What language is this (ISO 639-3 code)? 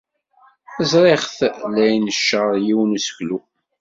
kab